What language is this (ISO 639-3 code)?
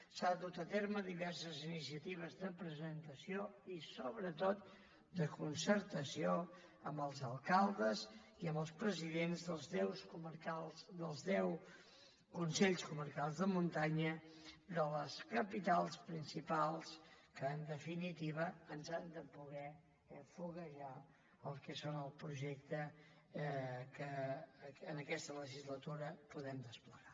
cat